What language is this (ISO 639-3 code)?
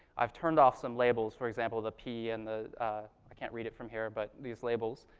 eng